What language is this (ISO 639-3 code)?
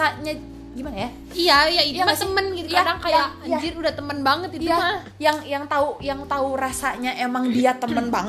ind